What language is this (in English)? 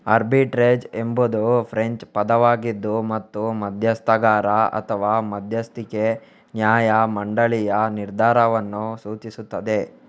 Kannada